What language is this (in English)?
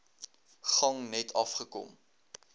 Afrikaans